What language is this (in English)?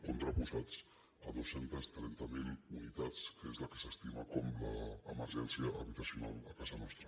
Catalan